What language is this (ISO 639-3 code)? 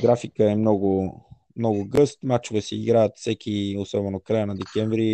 bul